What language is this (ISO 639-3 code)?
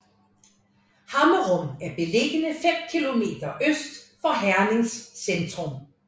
dan